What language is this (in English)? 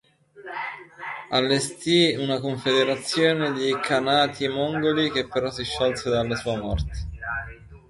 Italian